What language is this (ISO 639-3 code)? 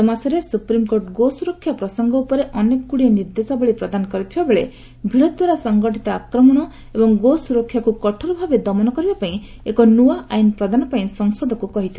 ori